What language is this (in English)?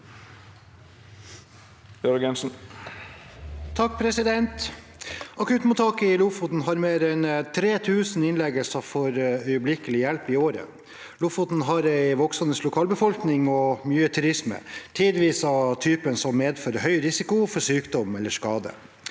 Norwegian